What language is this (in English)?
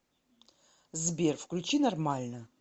Russian